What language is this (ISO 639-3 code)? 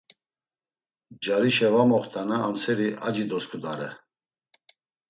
lzz